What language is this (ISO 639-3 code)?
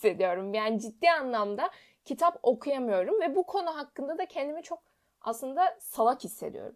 tur